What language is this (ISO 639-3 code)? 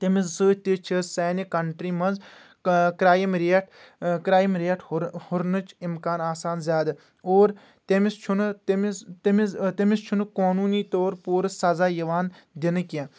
kas